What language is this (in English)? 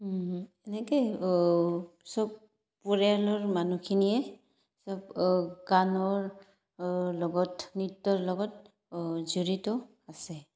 Assamese